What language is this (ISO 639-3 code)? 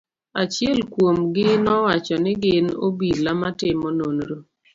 luo